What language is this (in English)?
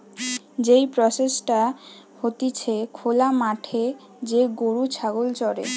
Bangla